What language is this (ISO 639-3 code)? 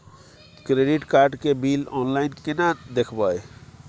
mai